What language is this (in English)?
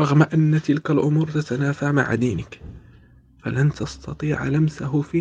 Arabic